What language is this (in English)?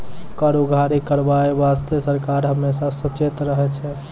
Maithili